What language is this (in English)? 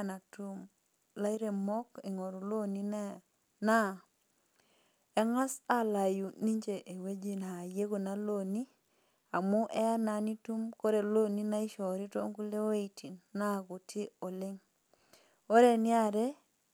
Masai